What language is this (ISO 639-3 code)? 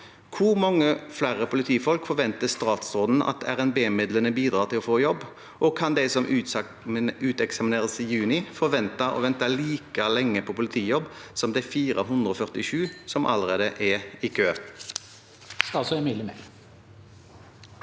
nor